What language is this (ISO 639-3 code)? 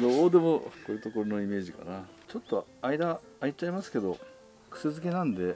jpn